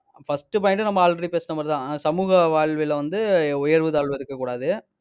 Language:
Tamil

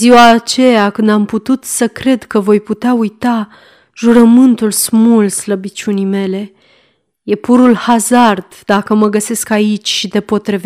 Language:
Romanian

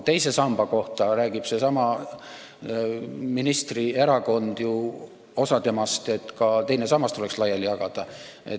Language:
Estonian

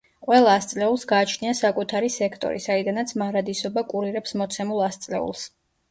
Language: Georgian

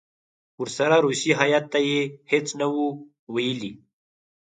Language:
Pashto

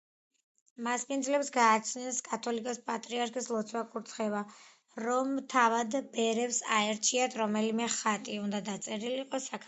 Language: Georgian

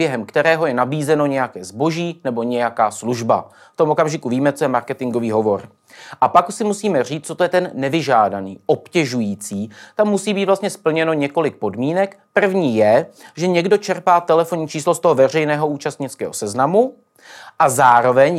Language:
Czech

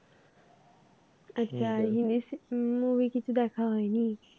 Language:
Bangla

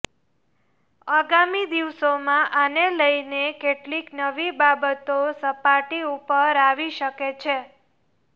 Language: Gujarati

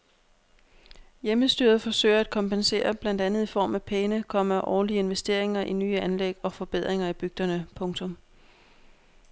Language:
Danish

